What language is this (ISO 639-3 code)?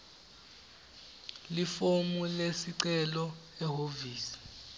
ssw